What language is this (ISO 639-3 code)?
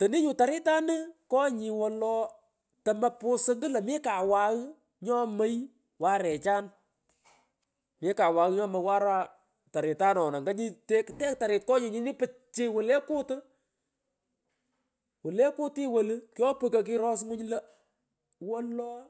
pko